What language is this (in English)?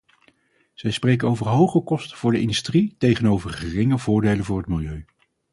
Dutch